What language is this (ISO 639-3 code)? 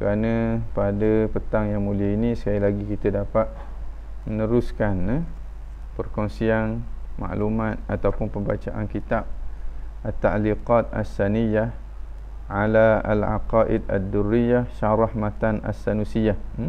msa